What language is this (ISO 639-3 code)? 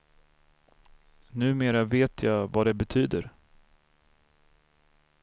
swe